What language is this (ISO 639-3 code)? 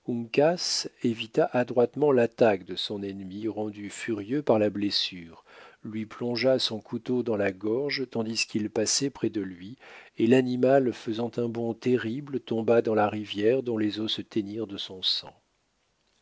fra